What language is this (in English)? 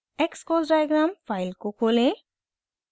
Hindi